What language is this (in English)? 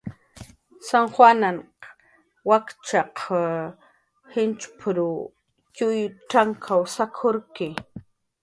Jaqaru